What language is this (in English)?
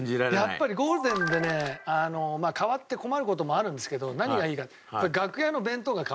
Japanese